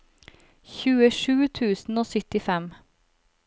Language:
Norwegian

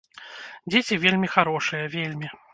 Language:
Belarusian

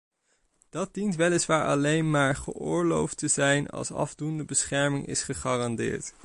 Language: Dutch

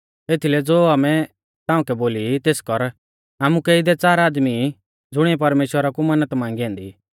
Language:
Mahasu Pahari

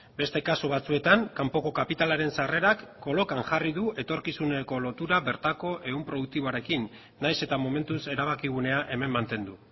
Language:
Basque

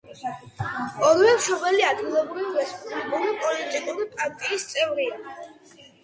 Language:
Georgian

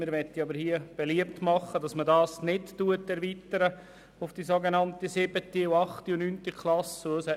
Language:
Swiss German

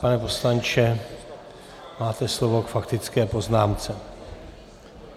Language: Czech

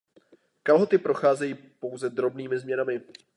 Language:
Czech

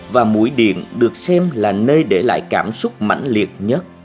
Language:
Vietnamese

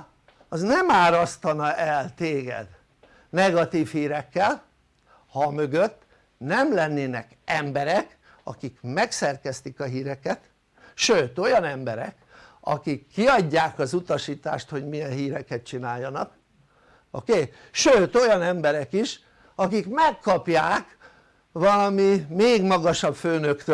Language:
Hungarian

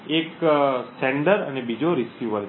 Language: Gujarati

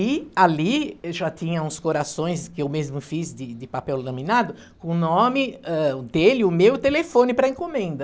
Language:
Portuguese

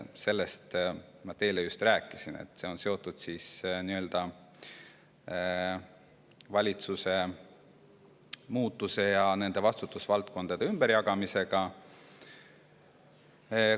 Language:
Estonian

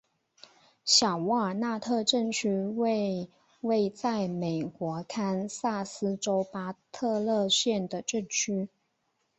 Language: Chinese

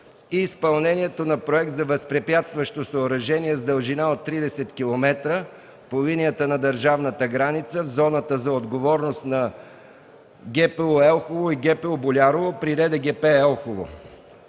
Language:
Bulgarian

